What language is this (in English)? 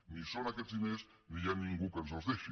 Catalan